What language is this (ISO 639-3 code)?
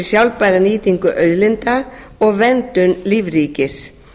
isl